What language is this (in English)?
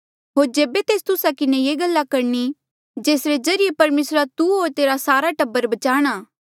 Mandeali